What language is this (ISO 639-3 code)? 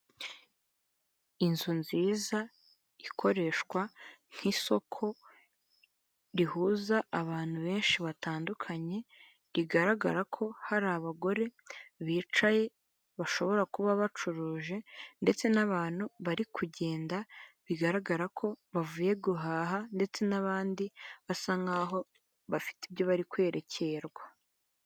kin